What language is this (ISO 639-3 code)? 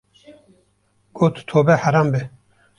kur